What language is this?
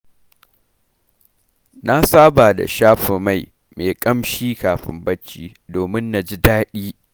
Hausa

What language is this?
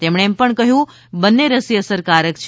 Gujarati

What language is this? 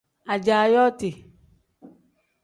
Tem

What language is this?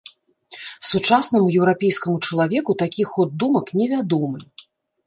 Belarusian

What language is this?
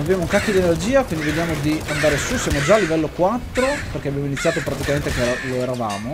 Italian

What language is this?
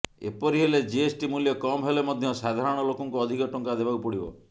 Odia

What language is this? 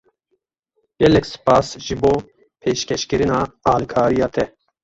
Kurdish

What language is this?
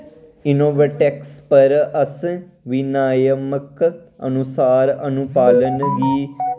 Dogri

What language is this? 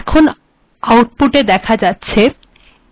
Bangla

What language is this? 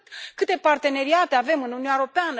Romanian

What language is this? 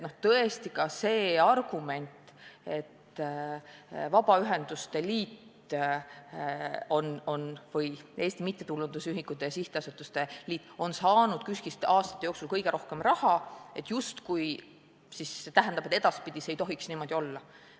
Estonian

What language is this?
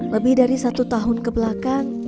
Indonesian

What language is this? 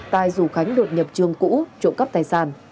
Vietnamese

